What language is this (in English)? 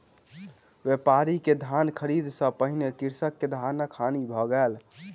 Maithili